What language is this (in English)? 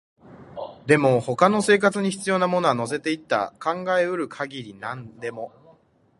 Japanese